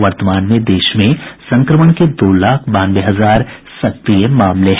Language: Hindi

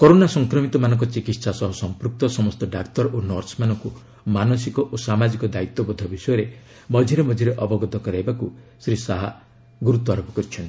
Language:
Odia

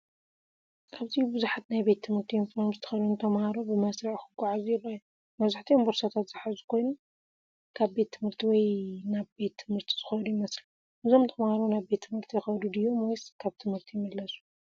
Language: Tigrinya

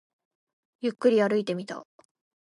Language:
Japanese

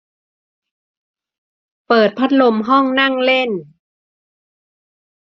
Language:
Thai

